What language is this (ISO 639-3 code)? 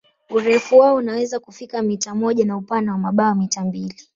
swa